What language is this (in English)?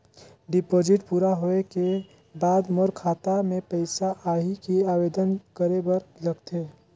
Chhattisgarhi